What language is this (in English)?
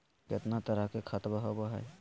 Magahi